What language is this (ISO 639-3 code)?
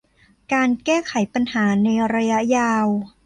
tha